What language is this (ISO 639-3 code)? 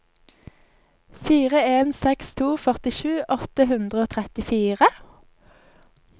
nor